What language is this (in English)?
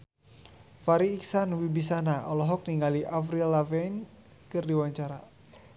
Sundanese